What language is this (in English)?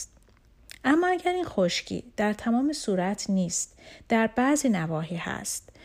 Persian